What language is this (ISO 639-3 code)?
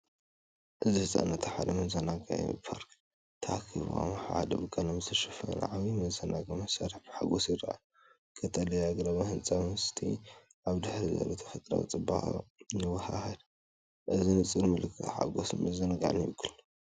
tir